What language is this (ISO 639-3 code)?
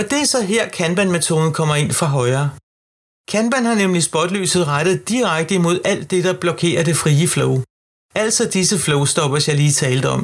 dan